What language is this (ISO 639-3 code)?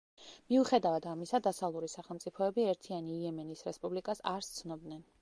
kat